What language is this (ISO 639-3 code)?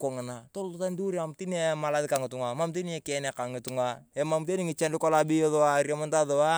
tuv